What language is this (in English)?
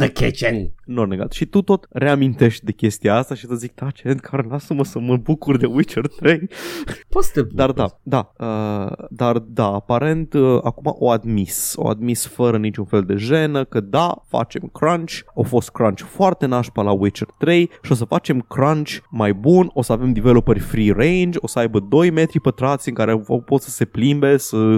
Romanian